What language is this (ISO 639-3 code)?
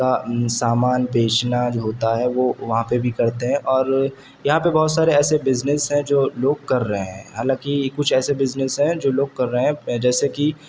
urd